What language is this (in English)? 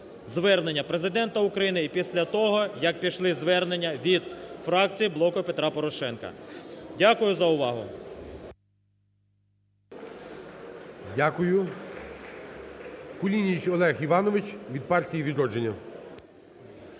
Ukrainian